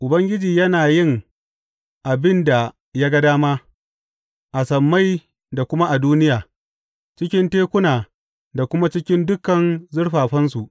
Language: Hausa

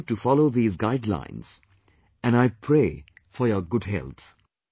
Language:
English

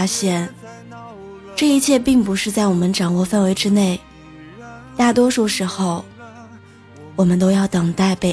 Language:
Chinese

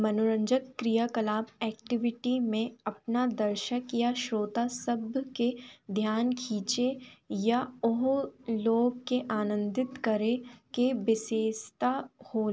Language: Hindi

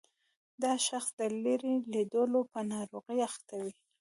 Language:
Pashto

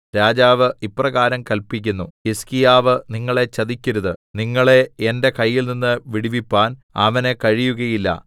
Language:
Malayalam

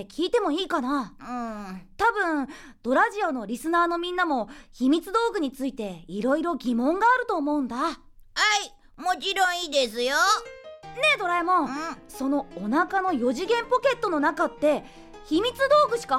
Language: Japanese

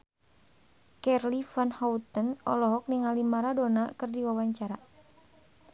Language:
Sundanese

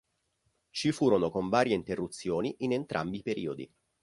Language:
Italian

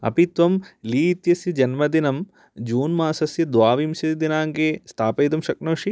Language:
Sanskrit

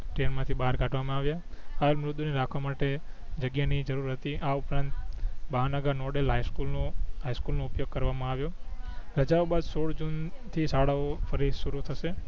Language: Gujarati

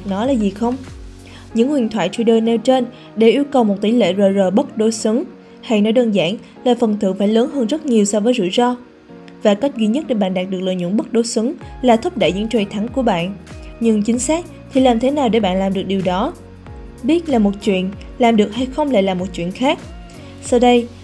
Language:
Vietnamese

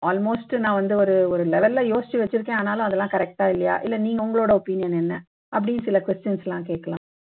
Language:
Tamil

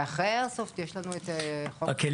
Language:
Hebrew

